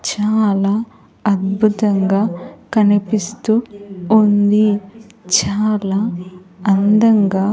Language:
Telugu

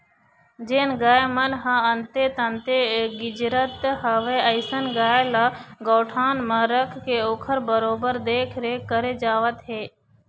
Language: Chhattisgarhi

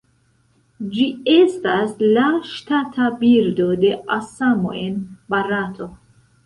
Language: Esperanto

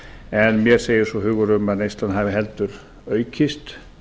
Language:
Icelandic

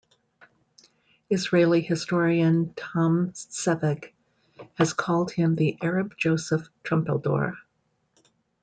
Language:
English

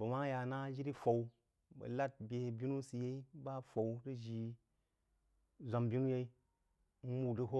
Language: Jiba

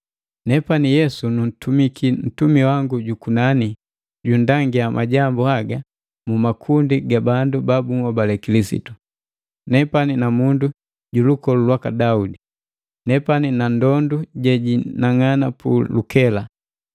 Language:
Matengo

